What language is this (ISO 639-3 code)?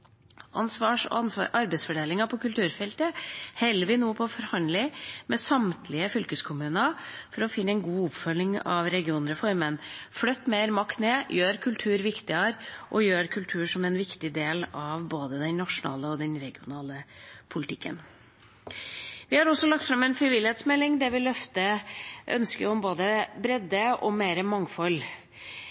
nob